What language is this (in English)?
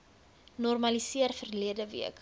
Afrikaans